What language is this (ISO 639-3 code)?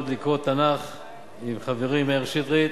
heb